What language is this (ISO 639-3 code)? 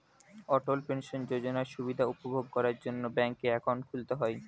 ben